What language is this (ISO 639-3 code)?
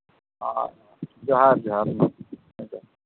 sat